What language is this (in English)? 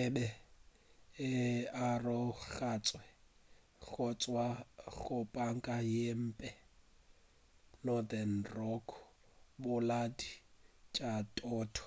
Northern Sotho